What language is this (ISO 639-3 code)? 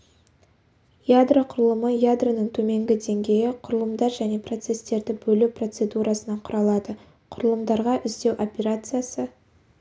kaz